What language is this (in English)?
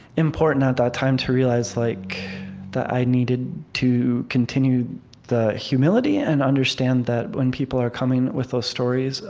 English